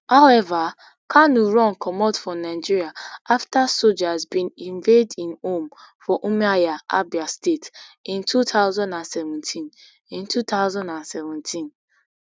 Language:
Nigerian Pidgin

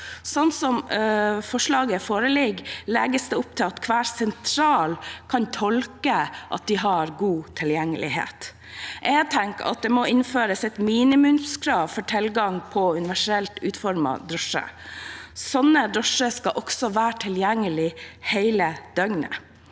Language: Norwegian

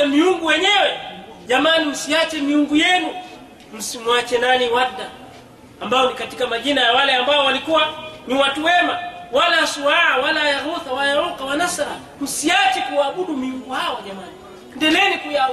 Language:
Swahili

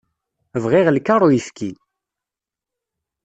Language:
Kabyle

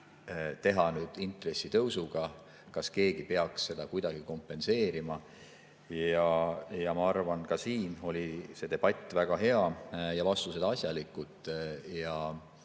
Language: Estonian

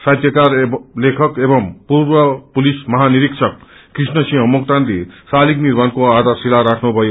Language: Nepali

